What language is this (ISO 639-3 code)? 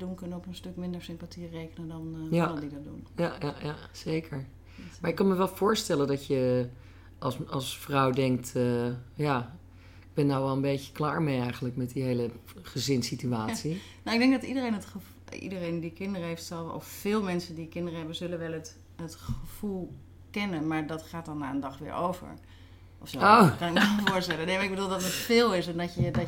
nld